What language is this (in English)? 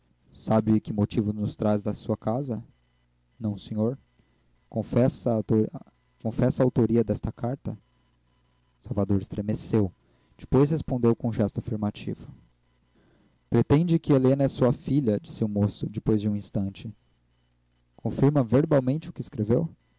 Portuguese